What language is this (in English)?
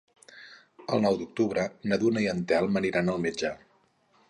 Catalan